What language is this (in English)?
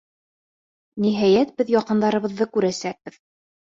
Bashkir